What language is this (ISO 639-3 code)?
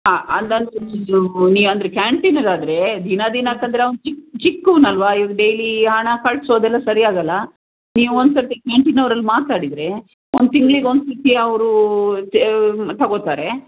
kan